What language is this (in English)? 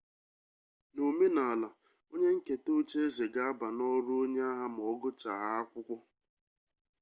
Igbo